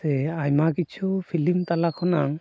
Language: Santali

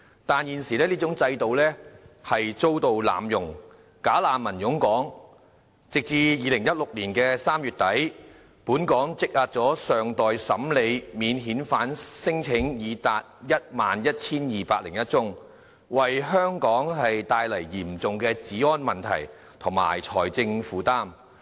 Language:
Cantonese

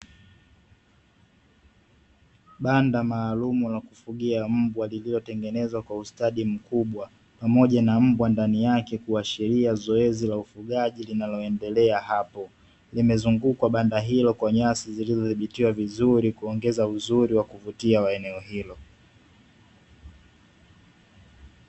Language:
Swahili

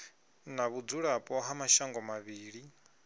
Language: Venda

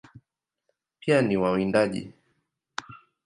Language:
Swahili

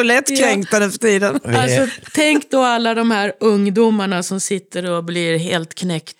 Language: Swedish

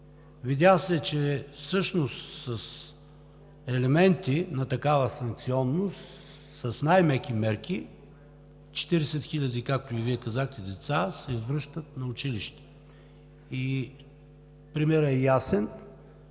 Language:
Bulgarian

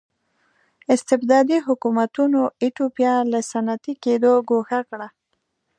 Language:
Pashto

